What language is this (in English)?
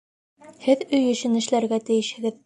Bashkir